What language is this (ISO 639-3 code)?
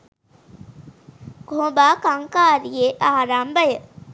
sin